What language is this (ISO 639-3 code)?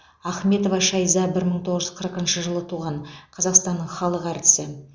kaz